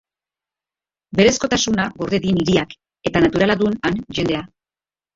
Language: Basque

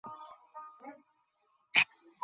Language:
Bangla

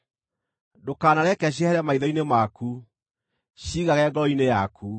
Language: Kikuyu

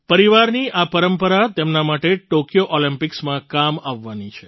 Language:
Gujarati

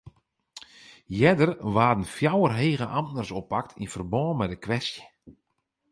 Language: Western Frisian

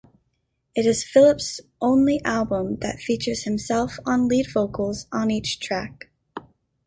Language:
English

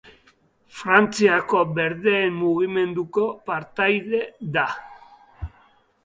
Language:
Basque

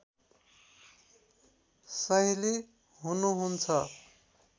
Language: Nepali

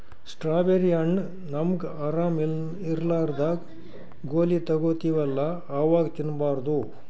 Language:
Kannada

